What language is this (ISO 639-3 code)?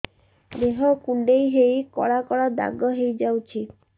ori